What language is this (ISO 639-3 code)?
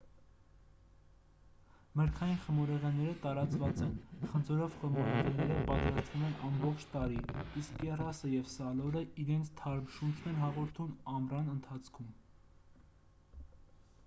hye